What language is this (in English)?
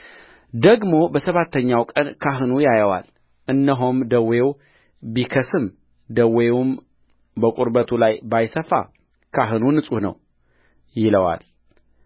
Amharic